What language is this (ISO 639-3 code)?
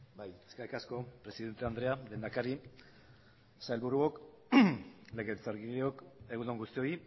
eus